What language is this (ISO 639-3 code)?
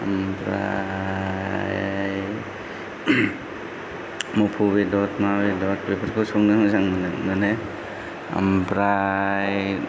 brx